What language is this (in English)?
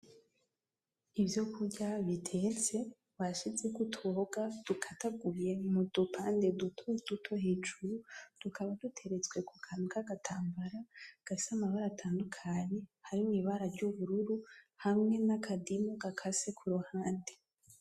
Rundi